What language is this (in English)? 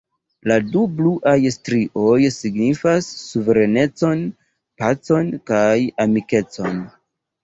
Esperanto